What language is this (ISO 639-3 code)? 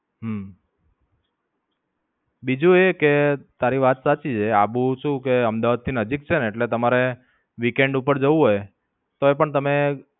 guj